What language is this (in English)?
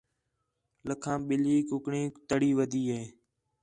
Khetrani